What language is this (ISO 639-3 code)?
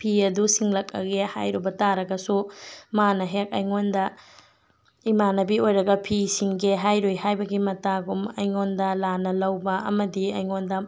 mni